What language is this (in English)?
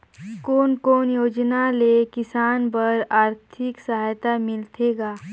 Chhattisgarhi